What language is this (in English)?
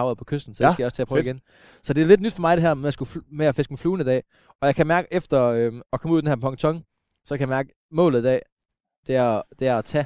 Danish